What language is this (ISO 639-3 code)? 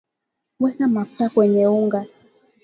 swa